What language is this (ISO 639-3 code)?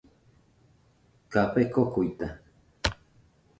hux